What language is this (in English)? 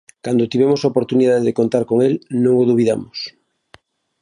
Galician